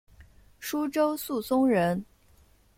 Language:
Chinese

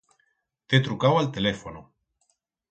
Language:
Aragonese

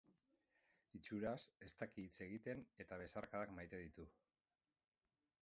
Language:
Basque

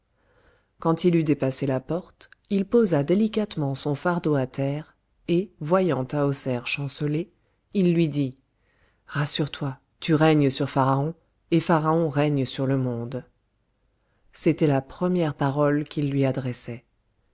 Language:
French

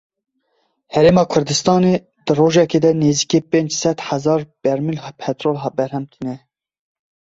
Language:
Kurdish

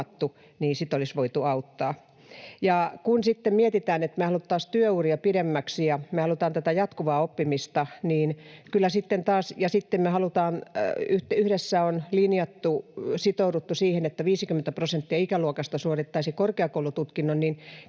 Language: Finnish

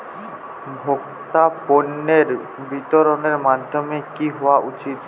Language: Bangla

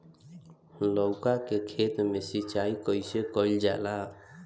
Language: Bhojpuri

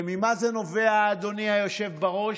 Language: Hebrew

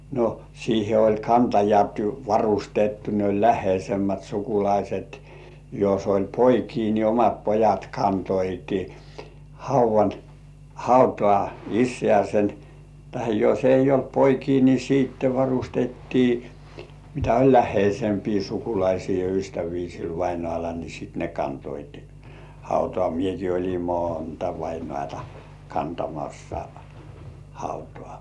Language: Finnish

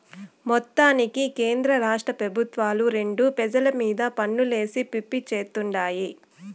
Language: Telugu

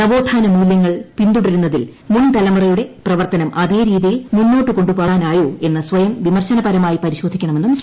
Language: Malayalam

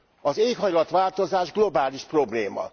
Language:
Hungarian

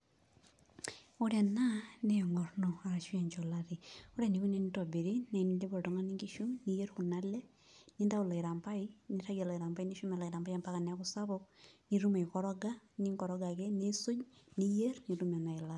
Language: Masai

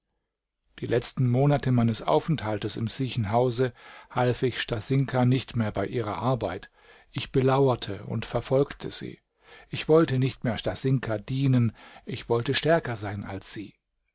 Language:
German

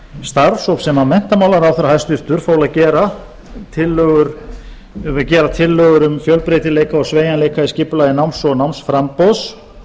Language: Icelandic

